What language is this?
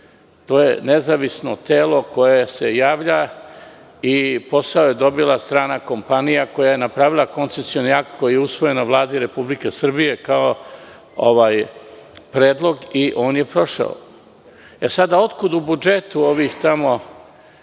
Serbian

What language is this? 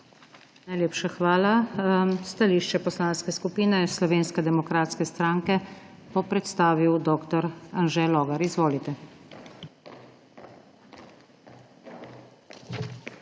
Slovenian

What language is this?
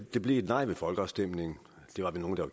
Danish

